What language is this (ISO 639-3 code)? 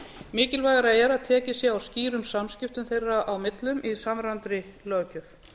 isl